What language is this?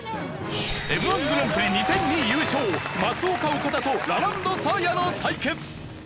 Japanese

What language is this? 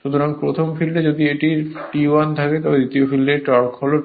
Bangla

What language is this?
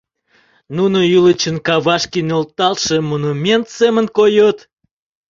Mari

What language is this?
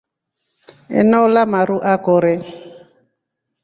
Rombo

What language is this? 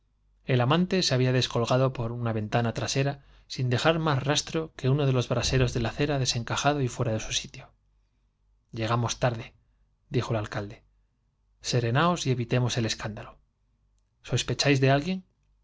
Spanish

